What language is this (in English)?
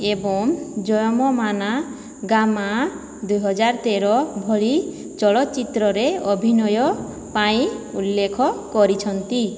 Odia